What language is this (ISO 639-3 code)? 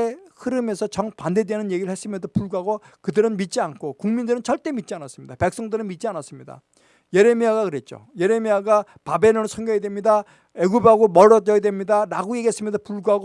kor